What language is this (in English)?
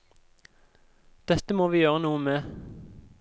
Norwegian